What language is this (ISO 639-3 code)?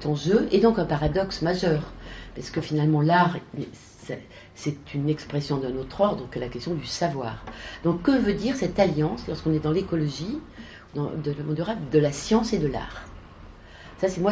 fra